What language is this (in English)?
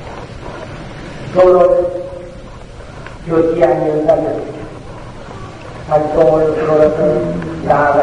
Korean